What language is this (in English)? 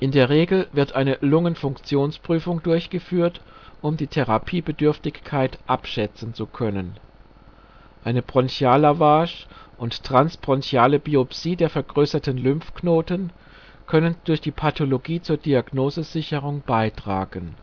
German